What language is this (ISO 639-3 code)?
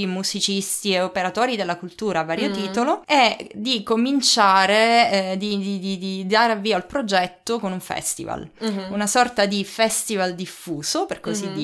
ita